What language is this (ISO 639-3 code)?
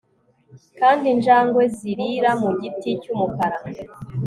kin